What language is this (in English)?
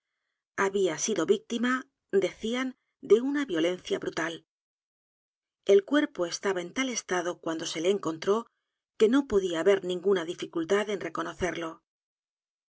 Spanish